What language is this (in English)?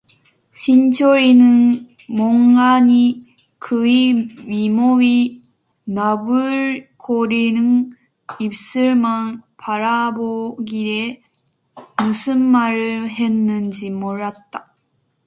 Korean